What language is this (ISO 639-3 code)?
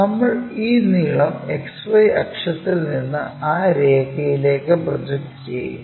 mal